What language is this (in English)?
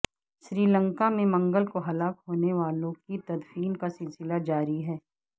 Urdu